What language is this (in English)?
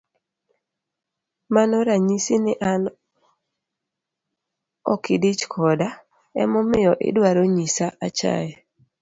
Luo (Kenya and Tanzania)